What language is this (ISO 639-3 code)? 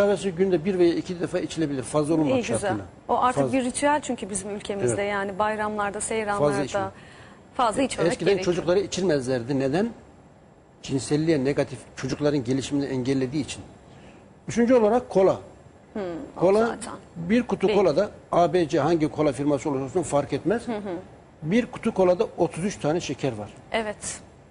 tur